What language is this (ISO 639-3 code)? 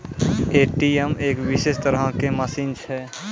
mai